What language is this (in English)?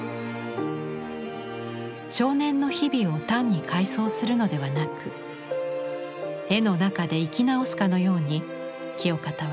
Japanese